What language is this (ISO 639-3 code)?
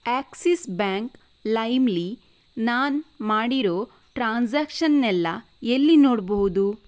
kan